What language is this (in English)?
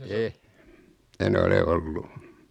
Finnish